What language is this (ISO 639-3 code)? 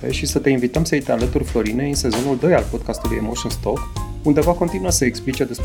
ron